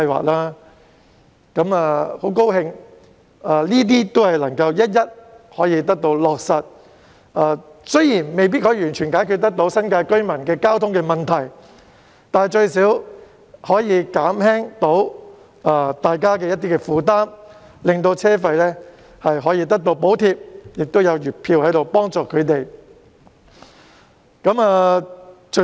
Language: Cantonese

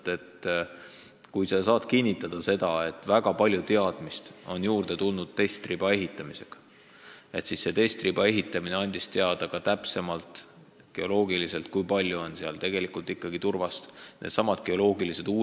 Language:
Estonian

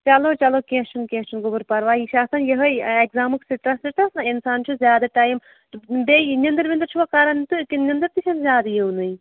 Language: Kashmiri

